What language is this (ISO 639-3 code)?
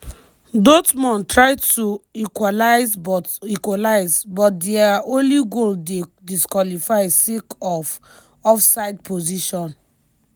pcm